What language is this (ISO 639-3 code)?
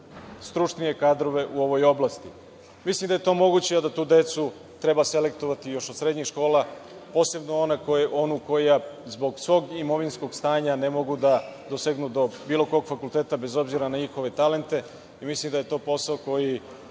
srp